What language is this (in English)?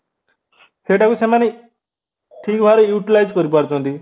Odia